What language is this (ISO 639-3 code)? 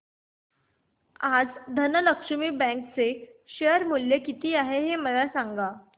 mar